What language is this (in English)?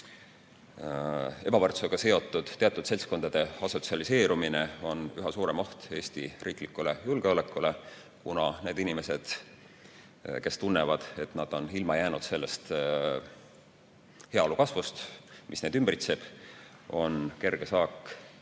Estonian